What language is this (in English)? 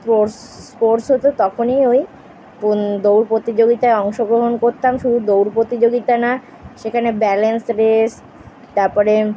Bangla